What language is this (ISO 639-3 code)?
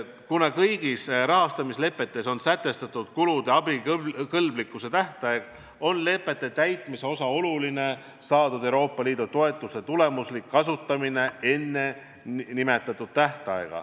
est